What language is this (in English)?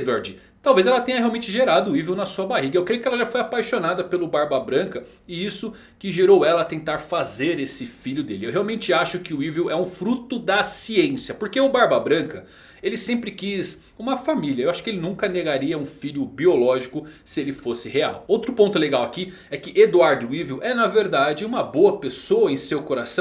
Portuguese